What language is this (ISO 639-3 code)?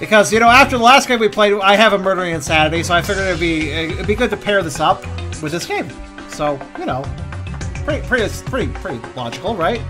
eng